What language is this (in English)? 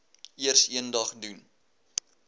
Afrikaans